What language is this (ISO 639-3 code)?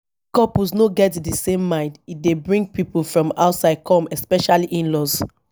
pcm